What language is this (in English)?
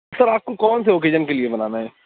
Urdu